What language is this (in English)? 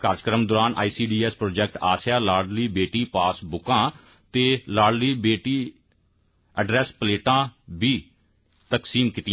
Dogri